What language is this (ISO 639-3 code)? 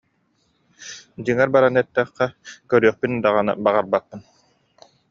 sah